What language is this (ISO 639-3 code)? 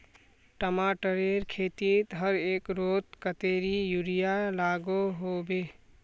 mag